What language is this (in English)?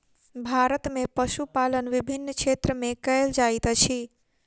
Maithili